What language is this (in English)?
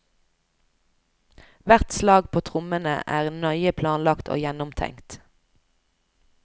Norwegian